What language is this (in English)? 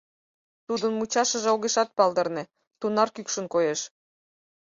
Mari